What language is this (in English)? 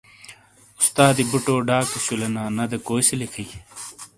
Shina